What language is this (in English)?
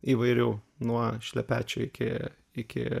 Lithuanian